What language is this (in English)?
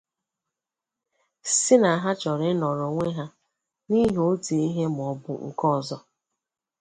Igbo